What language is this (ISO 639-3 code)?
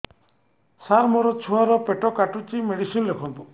ori